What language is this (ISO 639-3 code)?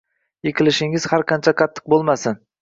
uzb